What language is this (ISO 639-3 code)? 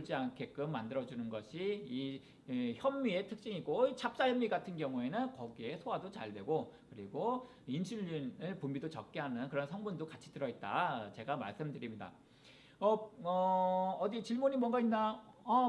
kor